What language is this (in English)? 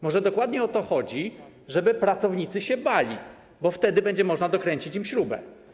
Polish